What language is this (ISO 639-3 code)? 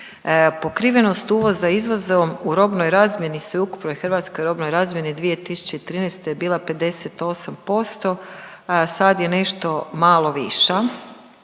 hrv